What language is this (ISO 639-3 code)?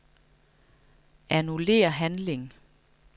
dan